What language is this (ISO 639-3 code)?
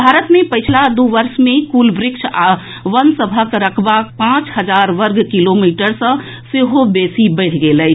mai